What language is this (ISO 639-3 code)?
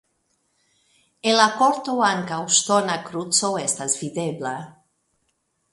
epo